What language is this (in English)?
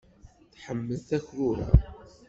Kabyle